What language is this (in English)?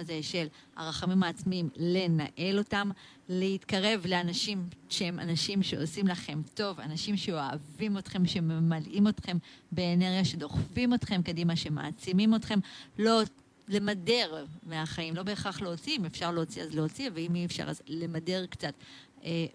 Hebrew